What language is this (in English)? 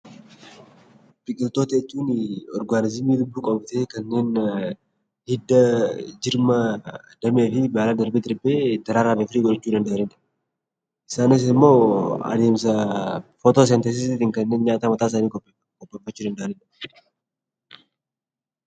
Oromo